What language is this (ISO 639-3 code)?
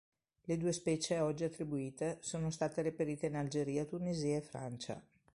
ita